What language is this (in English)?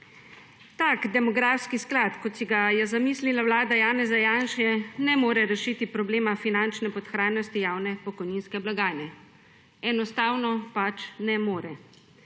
Slovenian